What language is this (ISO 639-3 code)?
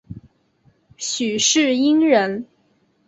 zho